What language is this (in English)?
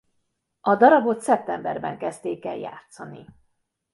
Hungarian